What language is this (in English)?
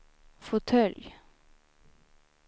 Swedish